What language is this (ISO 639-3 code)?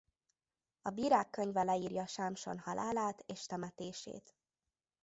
hun